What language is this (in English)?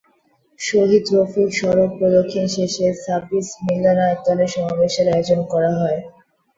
Bangla